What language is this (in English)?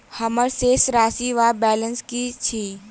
Maithili